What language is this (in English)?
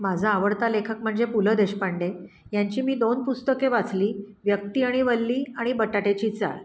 Marathi